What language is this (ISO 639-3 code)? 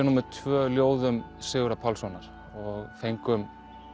isl